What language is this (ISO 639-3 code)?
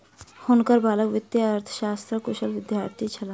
mai